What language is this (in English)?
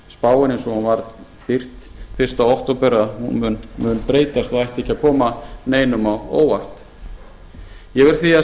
Icelandic